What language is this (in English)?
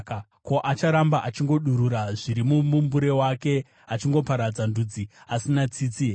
Shona